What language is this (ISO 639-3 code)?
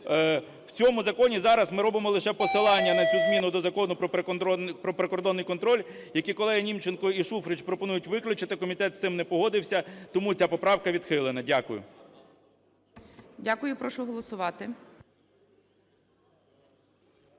ukr